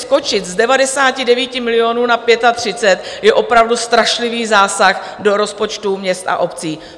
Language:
Czech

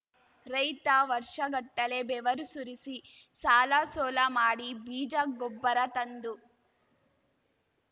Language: Kannada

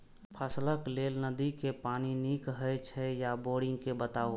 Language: Maithili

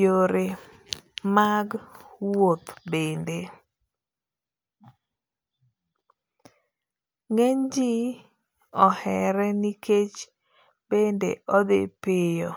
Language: Luo (Kenya and Tanzania)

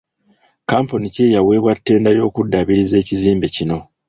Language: Ganda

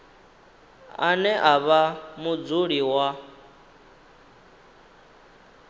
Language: Venda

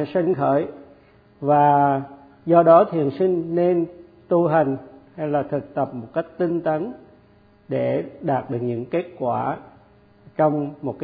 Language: Vietnamese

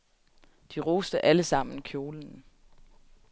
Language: Danish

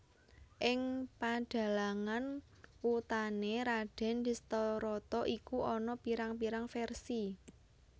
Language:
Javanese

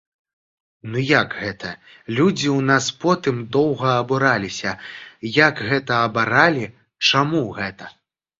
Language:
Belarusian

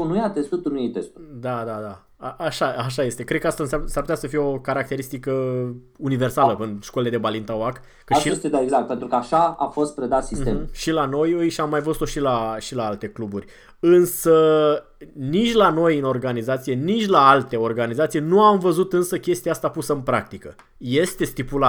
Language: Romanian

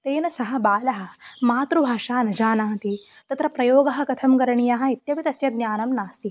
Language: Sanskrit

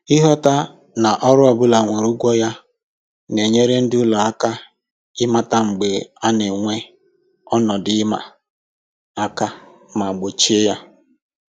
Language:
Igbo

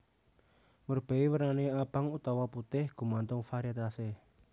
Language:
Javanese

